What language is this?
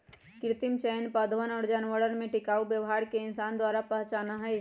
Magahi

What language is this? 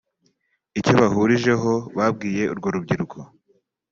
Kinyarwanda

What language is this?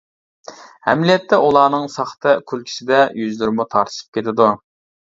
Uyghur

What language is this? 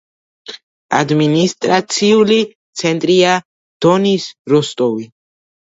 Georgian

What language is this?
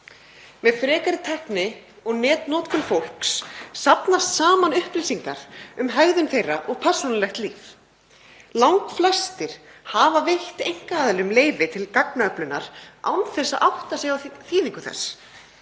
Icelandic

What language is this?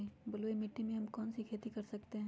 Magahi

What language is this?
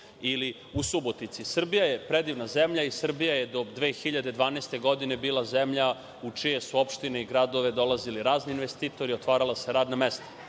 Serbian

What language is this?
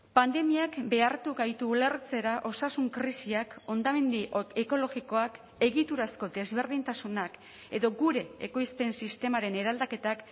Basque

